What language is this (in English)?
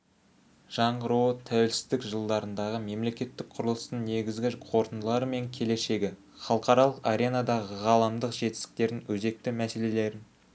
Kazakh